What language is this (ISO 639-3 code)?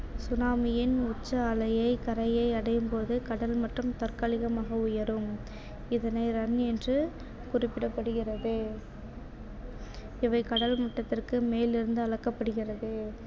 tam